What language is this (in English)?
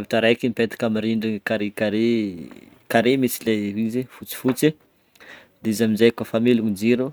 Northern Betsimisaraka Malagasy